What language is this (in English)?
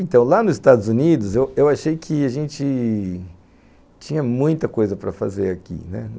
Portuguese